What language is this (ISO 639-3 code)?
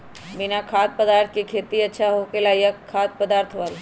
mag